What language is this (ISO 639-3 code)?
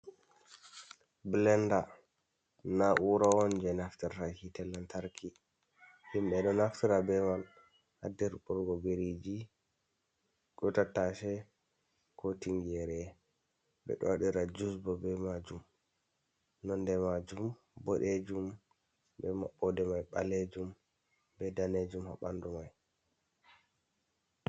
ful